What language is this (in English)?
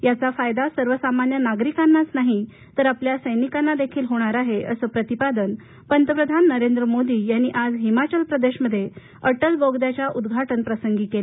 Marathi